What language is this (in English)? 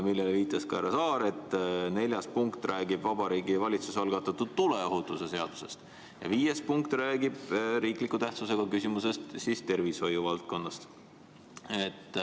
Estonian